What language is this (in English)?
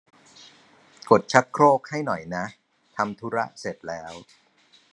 Thai